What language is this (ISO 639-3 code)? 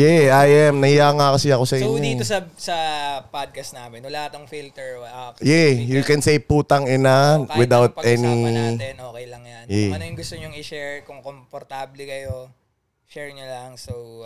fil